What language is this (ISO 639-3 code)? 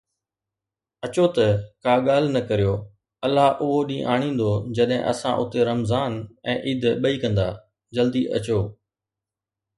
snd